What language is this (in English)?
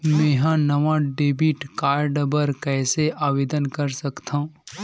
Chhattisgarhi